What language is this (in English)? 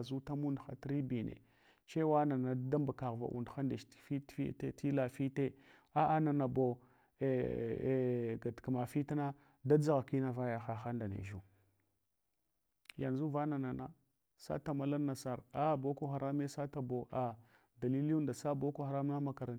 Hwana